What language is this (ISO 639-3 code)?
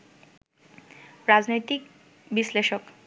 ben